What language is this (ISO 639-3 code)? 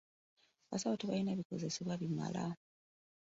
lug